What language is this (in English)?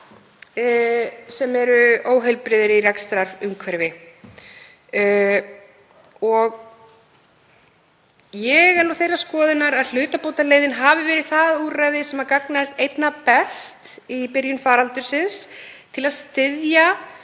Icelandic